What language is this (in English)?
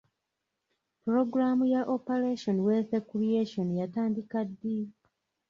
Ganda